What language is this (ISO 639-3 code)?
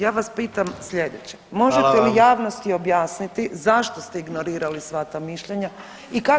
hrv